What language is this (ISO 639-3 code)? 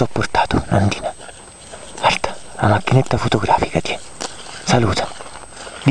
ita